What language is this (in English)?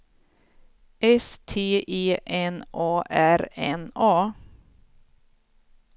Swedish